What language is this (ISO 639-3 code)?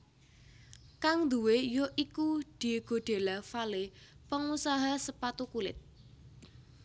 jav